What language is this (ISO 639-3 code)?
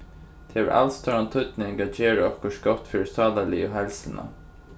fao